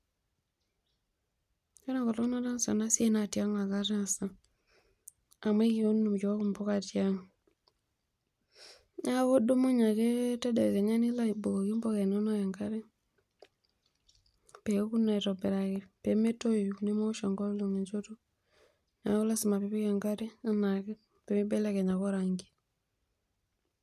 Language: Masai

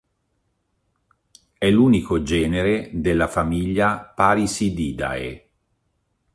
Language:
Italian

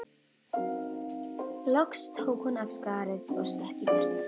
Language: Icelandic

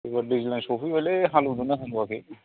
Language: Bodo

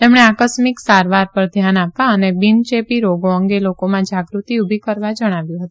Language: Gujarati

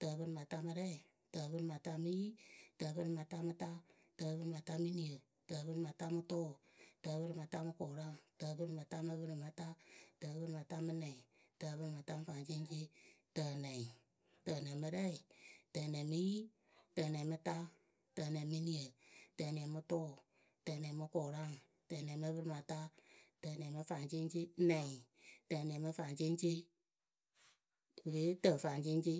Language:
Akebu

